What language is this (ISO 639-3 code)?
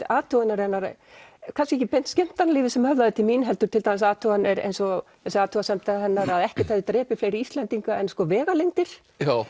isl